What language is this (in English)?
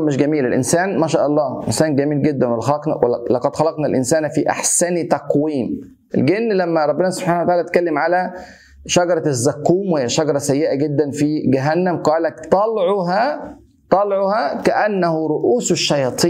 Arabic